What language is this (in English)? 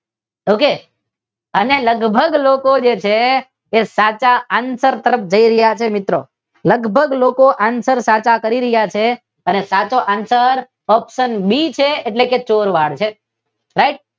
Gujarati